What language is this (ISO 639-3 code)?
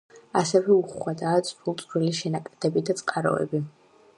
kat